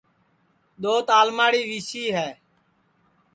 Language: Sansi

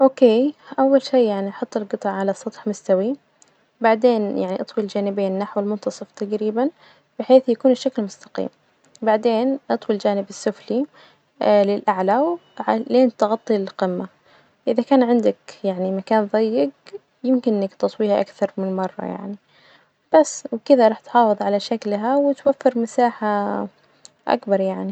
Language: Najdi Arabic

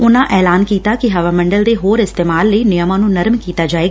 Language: Punjabi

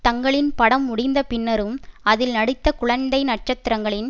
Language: Tamil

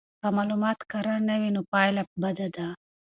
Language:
Pashto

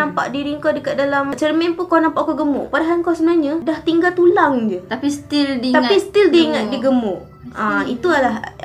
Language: Malay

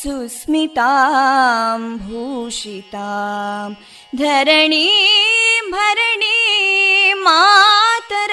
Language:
Kannada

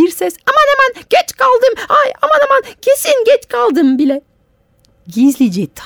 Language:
Turkish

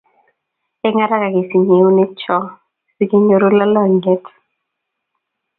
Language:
Kalenjin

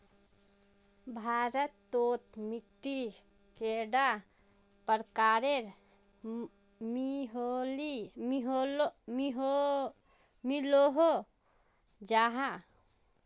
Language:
Magahi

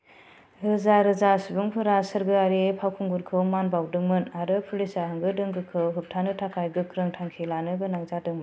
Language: Bodo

